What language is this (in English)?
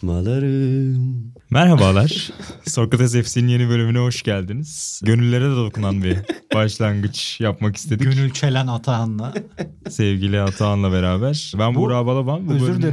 Turkish